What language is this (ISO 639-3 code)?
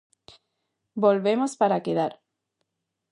glg